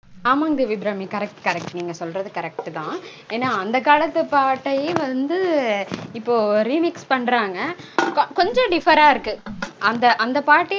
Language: Tamil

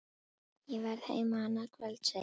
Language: Icelandic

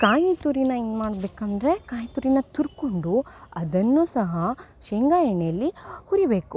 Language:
Kannada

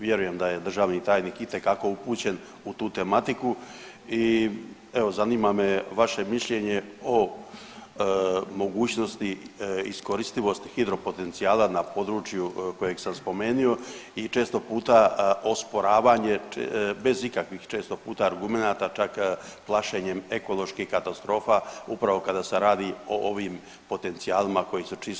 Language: Croatian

